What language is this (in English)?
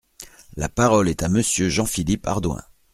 French